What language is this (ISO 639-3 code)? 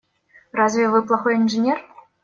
rus